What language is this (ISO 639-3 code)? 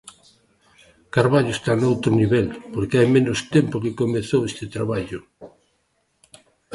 glg